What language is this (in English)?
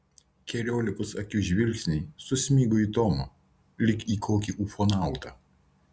Lithuanian